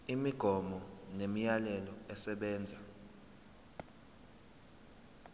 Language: Zulu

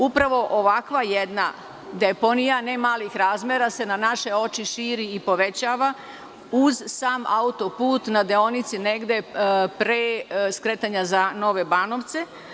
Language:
Serbian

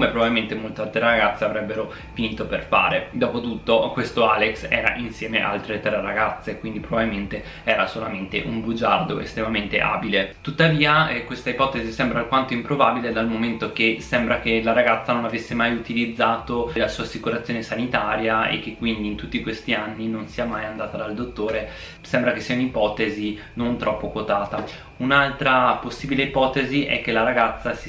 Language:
Italian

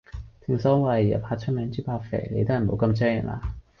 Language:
Cantonese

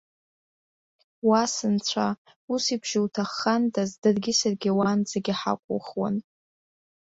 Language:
Abkhazian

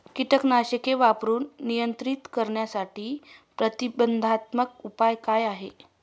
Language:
Marathi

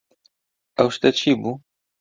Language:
Central Kurdish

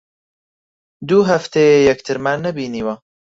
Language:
Central Kurdish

